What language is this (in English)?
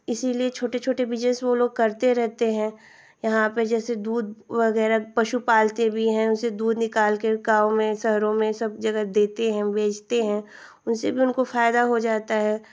Hindi